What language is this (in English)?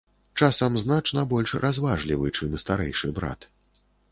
Belarusian